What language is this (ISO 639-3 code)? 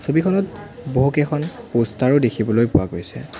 asm